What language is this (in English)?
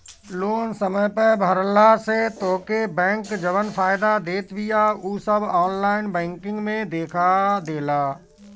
Bhojpuri